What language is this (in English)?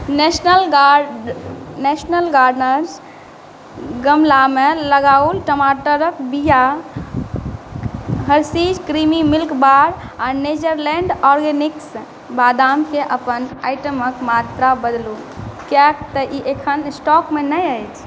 Maithili